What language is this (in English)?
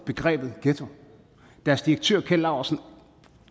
Danish